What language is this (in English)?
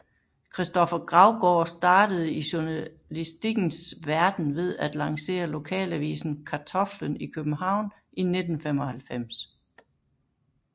Danish